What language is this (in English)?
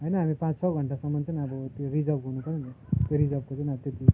Nepali